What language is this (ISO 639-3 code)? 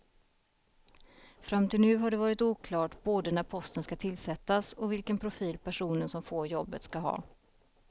swe